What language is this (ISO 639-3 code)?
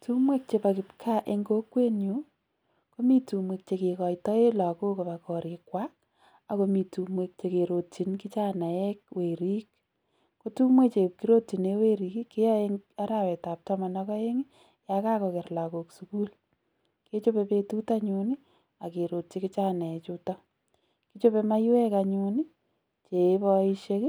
kln